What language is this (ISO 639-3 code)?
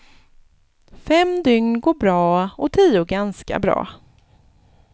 swe